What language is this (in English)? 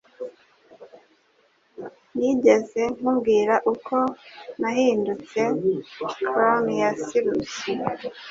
Kinyarwanda